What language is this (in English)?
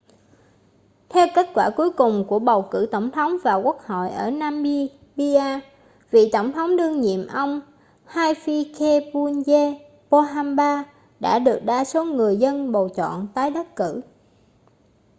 Vietnamese